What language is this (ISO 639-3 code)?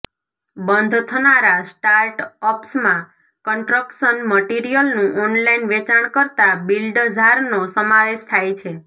guj